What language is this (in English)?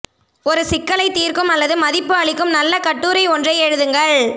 Tamil